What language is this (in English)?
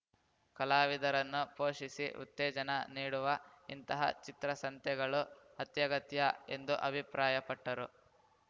Kannada